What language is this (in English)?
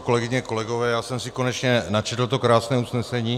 Czech